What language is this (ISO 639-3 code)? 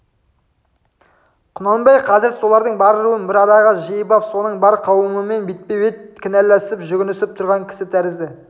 kaz